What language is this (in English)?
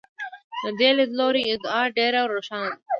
Pashto